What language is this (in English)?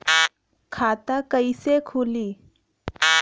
Bhojpuri